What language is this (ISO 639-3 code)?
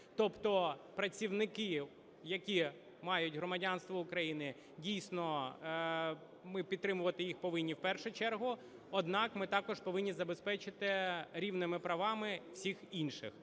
ukr